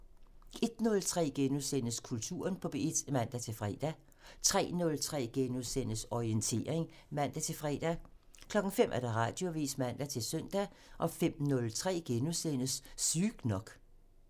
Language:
Danish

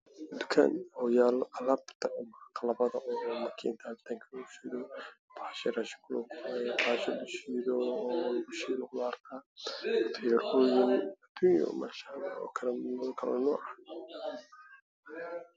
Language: Somali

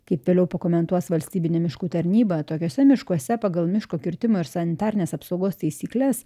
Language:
Lithuanian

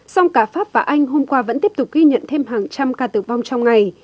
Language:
Vietnamese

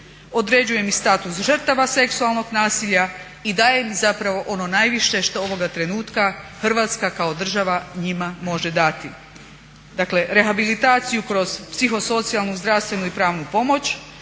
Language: Croatian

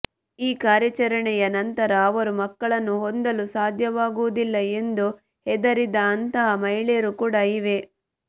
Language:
Kannada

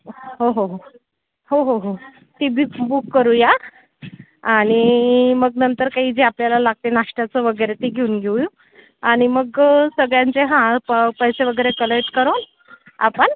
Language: Marathi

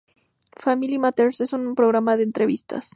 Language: Spanish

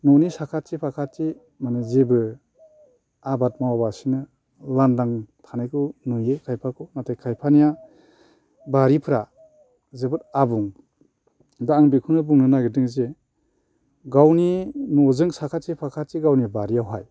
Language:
Bodo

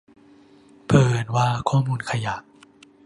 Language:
Thai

